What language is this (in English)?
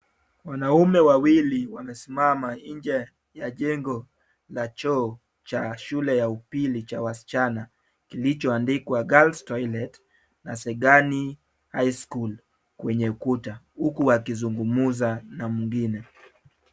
Swahili